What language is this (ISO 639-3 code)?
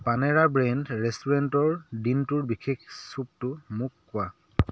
asm